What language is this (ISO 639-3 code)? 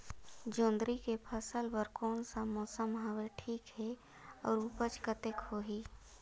hne